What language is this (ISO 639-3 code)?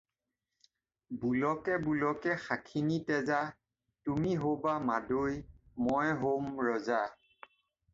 asm